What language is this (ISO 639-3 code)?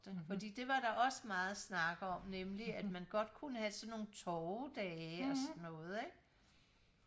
dan